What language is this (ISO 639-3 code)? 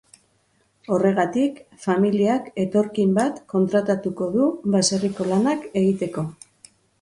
eus